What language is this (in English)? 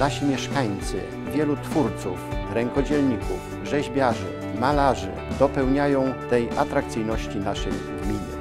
Polish